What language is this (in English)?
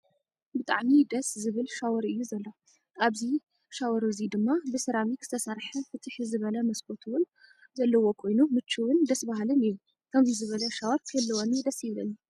Tigrinya